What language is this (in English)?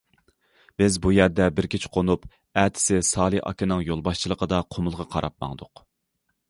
Uyghur